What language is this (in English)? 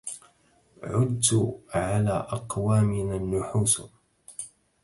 Arabic